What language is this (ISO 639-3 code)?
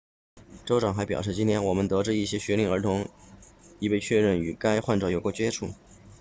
zho